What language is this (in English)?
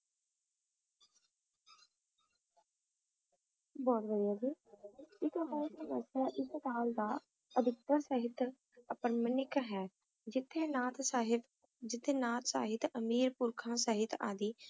Punjabi